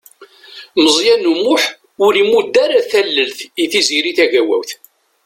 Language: Kabyle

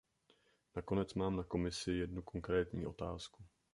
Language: Czech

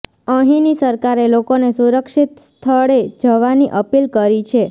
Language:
Gujarati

